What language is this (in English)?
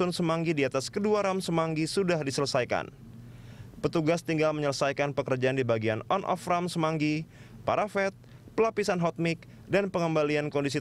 Indonesian